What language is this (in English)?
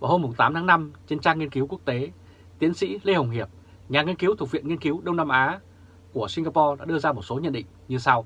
Vietnamese